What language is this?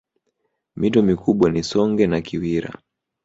Swahili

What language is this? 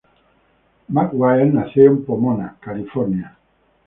Spanish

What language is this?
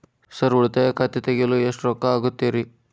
Kannada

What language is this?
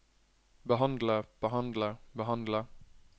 Norwegian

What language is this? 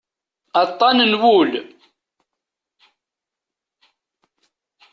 Kabyle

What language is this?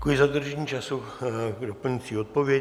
Czech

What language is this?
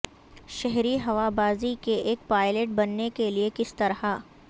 Urdu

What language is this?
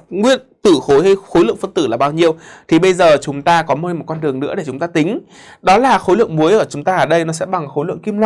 Vietnamese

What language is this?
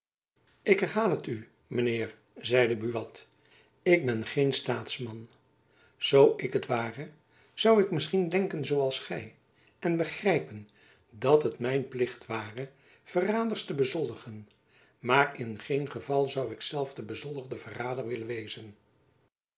Dutch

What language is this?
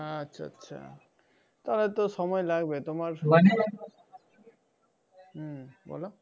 Bangla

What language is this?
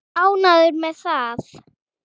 Icelandic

